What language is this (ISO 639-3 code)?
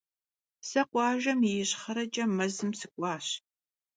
kbd